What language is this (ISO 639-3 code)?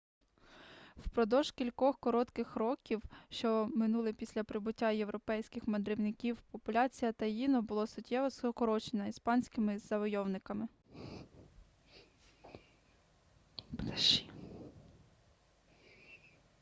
ukr